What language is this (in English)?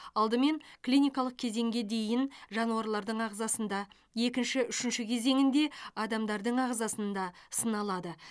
Kazakh